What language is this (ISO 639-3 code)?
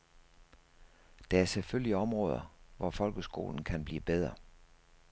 dan